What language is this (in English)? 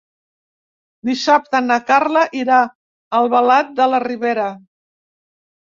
Catalan